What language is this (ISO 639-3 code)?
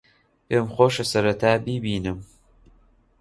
ckb